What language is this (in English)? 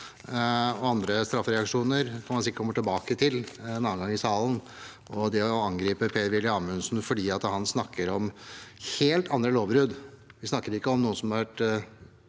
Norwegian